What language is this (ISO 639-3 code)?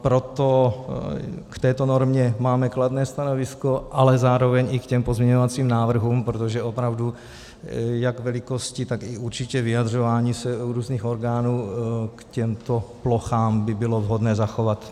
ces